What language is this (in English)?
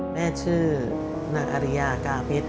Thai